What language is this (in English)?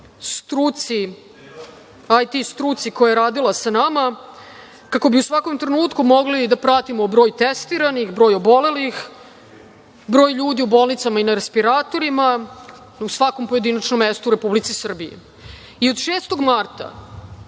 Serbian